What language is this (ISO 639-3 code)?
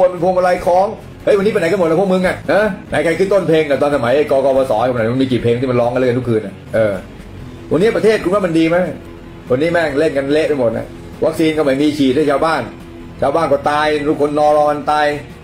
tha